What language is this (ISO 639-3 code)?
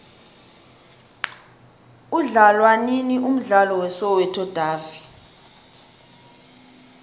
nbl